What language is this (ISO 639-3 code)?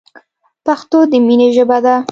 pus